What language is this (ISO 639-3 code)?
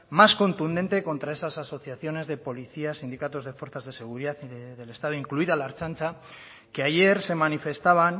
spa